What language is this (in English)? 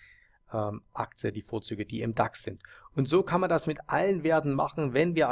German